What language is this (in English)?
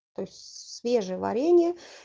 Russian